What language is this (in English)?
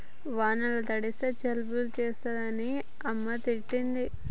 Telugu